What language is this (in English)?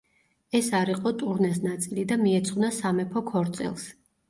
Georgian